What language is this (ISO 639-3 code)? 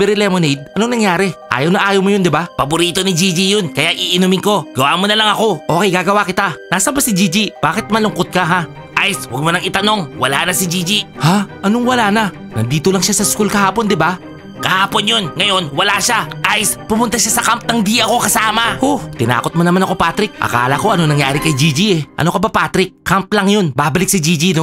fil